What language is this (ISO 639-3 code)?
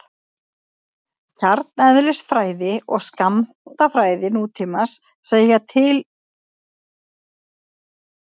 isl